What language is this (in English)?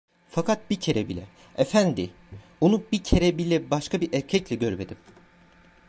Turkish